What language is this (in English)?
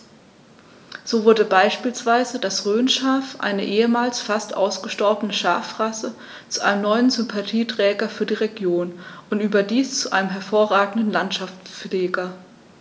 German